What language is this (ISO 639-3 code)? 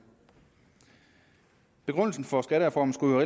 dan